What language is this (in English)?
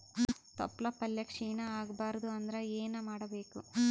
Kannada